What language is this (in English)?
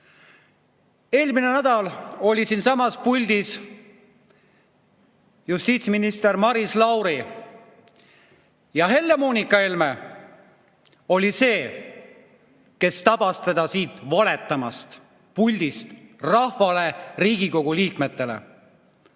Estonian